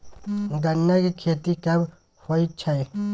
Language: Maithili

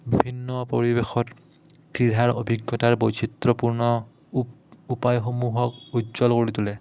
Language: Assamese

